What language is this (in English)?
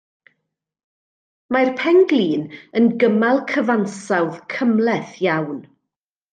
Welsh